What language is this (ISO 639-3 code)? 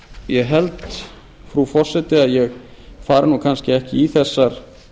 isl